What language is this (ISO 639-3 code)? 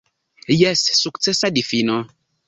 epo